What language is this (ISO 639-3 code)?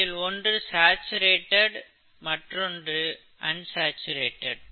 tam